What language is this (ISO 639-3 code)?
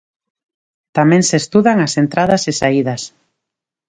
glg